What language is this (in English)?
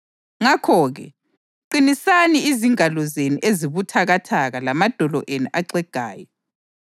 North Ndebele